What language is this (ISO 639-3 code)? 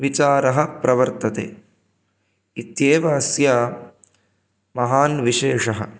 san